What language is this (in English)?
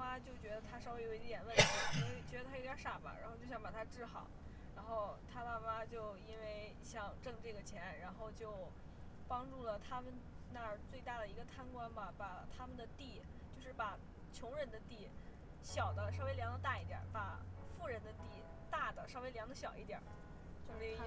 Chinese